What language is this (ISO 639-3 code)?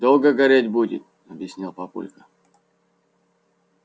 rus